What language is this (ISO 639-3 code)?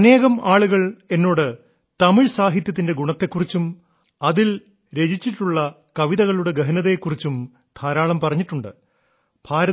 mal